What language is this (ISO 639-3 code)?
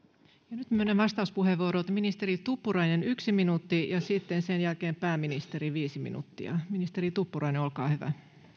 fin